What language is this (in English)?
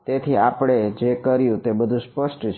Gujarati